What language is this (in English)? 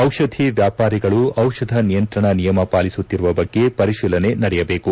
Kannada